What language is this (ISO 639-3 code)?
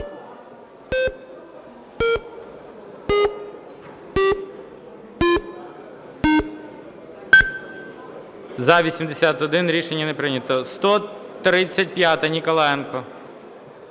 ukr